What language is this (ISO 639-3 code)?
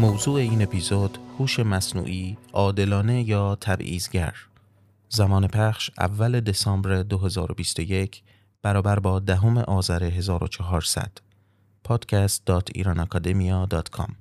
fas